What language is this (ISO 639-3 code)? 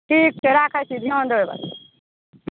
mai